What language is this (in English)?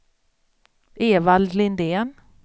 Swedish